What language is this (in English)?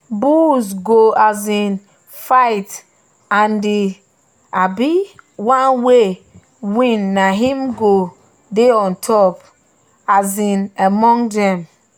Nigerian Pidgin